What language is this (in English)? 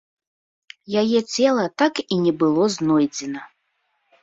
Belarusian